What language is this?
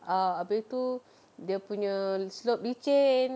English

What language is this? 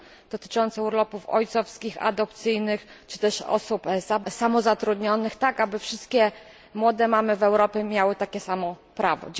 Polish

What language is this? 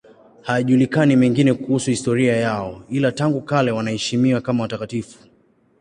Swahili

